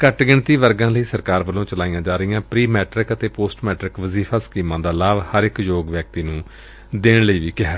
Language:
Punjabi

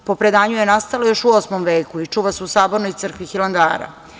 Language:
Serbian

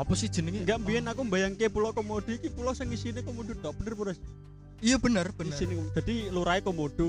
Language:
Indonesian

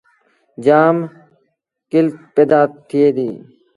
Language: Sindhi Bhil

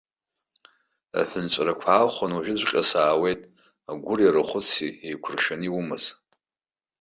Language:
Abkhazian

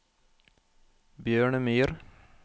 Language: Norwegian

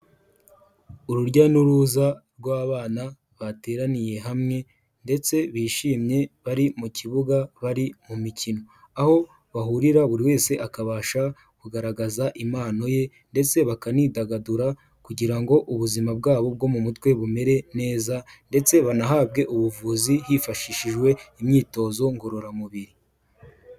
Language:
Kinyarwanda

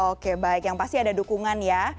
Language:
Indonesian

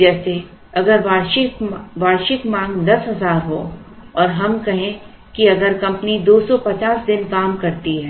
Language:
Hindi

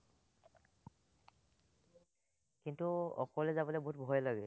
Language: Assamese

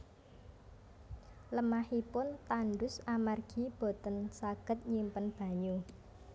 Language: Javanese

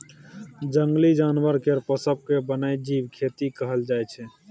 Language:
Maithili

